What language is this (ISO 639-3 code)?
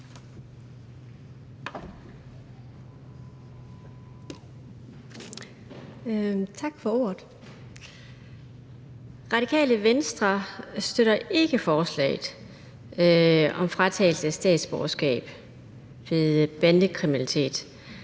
dan